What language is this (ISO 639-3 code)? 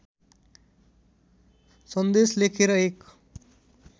nep